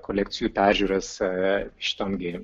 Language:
Lithuanian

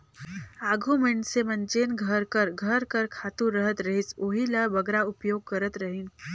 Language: Chhattisgarhi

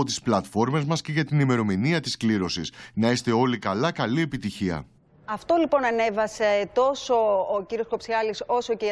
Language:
Greek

